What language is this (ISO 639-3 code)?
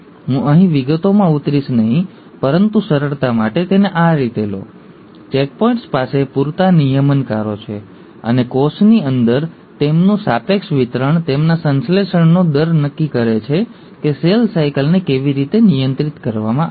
guj